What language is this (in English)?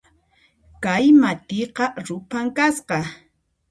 Puno Quechua